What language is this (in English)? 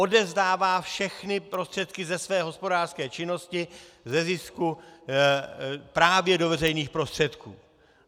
Czech